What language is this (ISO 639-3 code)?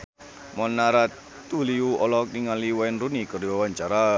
sun